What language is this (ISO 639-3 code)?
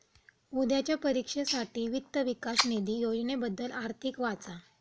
mar